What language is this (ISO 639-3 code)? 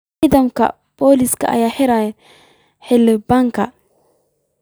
som